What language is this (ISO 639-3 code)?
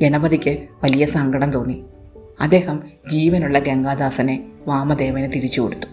mal